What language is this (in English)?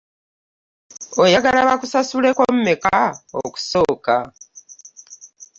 Ganda